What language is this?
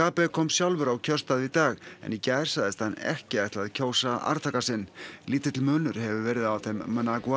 Icelandic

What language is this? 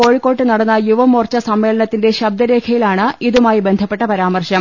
Malayalam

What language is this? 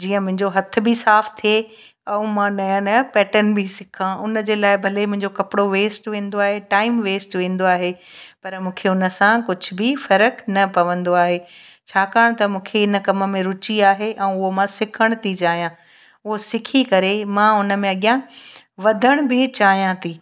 Sindhi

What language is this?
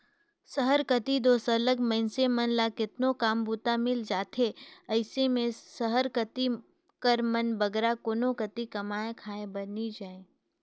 Chhattisgarhi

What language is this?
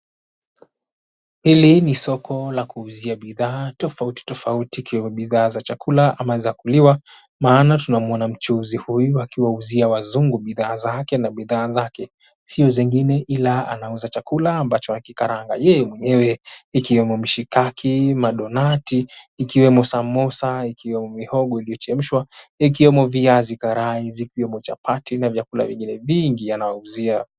Swahili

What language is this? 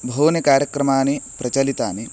Sanskrit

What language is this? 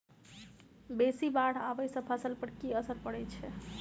Maithili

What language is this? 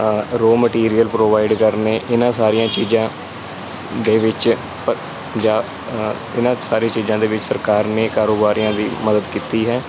Punjabi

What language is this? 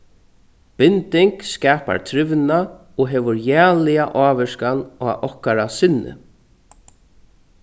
Faroese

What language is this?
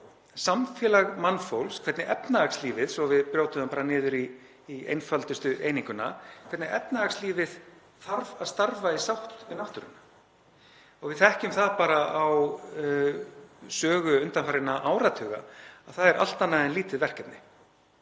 Icelandic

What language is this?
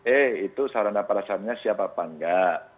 Indonesian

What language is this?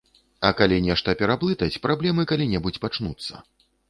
Belarusian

